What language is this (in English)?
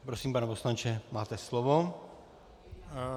Czech